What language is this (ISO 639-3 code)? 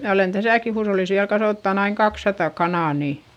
fin